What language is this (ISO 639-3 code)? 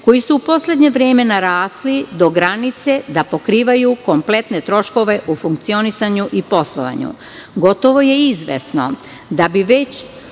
srp